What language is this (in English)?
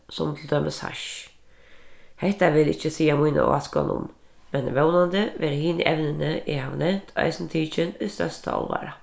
Faroese